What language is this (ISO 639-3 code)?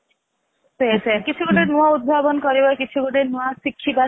ori